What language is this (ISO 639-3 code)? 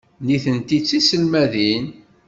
kab